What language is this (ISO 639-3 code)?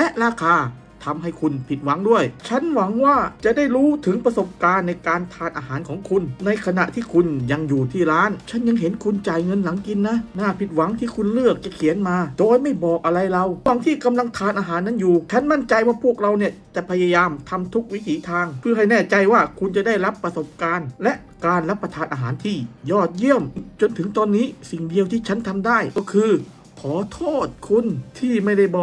tha